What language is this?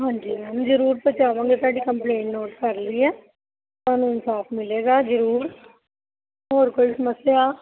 Punjabi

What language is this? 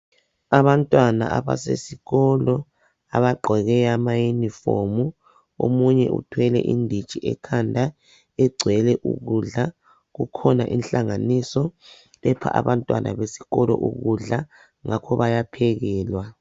North Ndebele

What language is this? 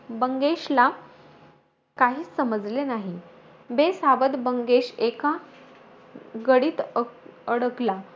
Marathi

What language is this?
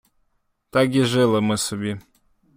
Ukrainian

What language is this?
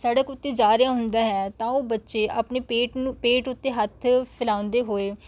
Punjabi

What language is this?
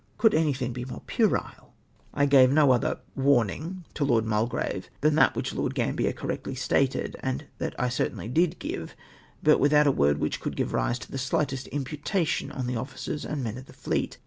English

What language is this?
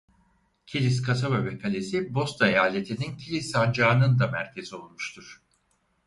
Turkish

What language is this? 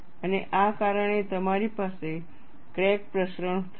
Gujarati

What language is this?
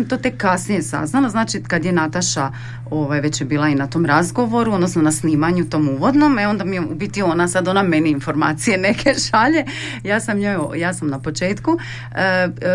Croatian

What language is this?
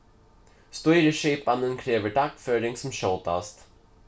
Faroese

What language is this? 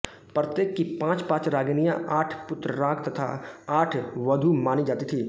Hindi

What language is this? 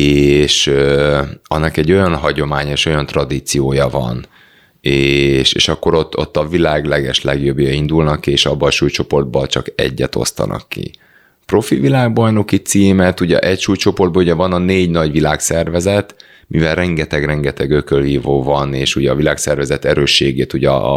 Hungarian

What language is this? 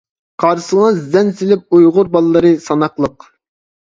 Uyghur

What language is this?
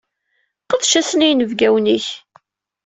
Kabyle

